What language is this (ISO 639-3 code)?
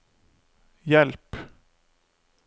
nor